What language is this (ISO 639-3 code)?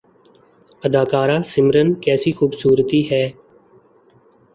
urd